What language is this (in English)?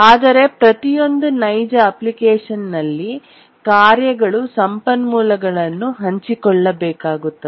Kannada